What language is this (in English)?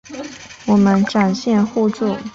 Chinese